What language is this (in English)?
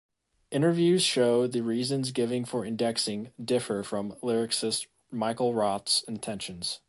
English